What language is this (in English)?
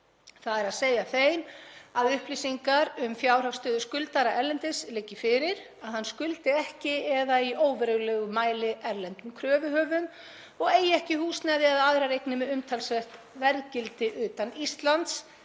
Icelandic